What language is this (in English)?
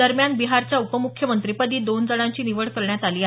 Marathi